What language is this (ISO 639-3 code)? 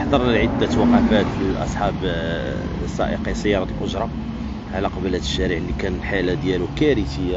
ara